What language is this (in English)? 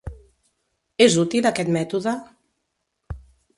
Catalan